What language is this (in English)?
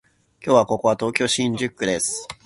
Japanese